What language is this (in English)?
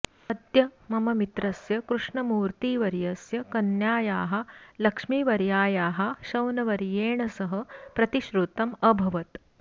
Sanskrit